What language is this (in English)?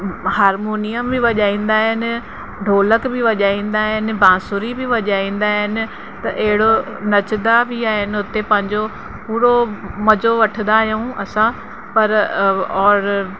Sindhi